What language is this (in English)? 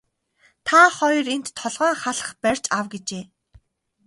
Mongolian